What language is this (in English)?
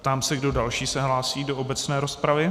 Czech